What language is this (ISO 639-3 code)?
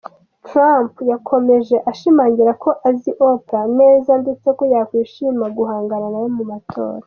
kin